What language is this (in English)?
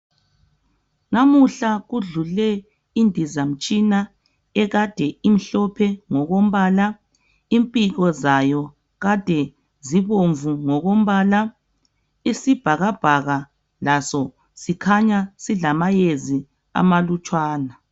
North Ndebele